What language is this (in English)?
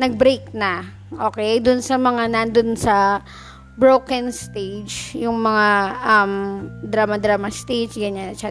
Filipino